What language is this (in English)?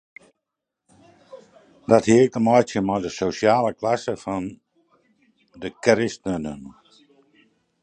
Western Frisian